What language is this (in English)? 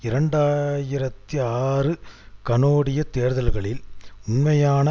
Tamil